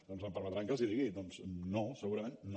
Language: Catalan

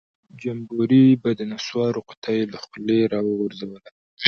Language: Pashto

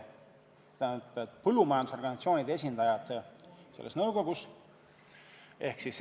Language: Estonian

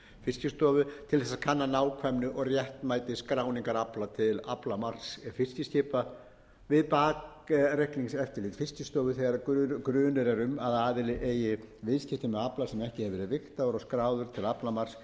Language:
Icelandic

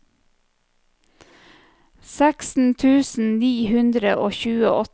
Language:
Norwegian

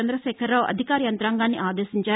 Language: Telugu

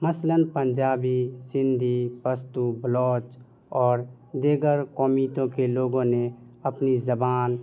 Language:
Urdu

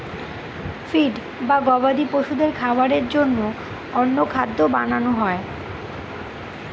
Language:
Bangla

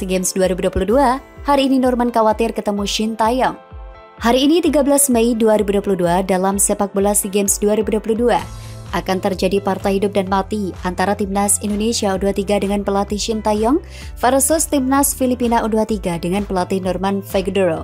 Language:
Indonesian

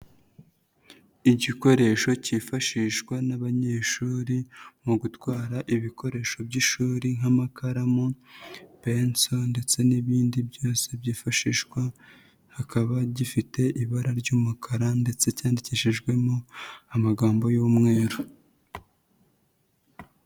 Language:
Kinyarwanda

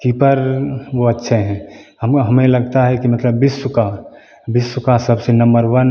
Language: Hindi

